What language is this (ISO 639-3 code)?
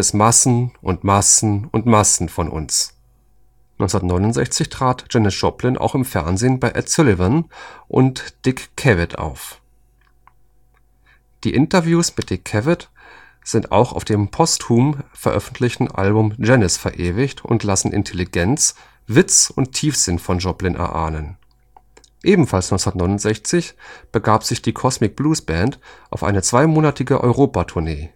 deu